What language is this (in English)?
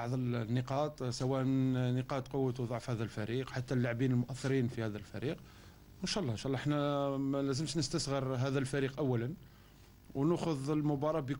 Arabic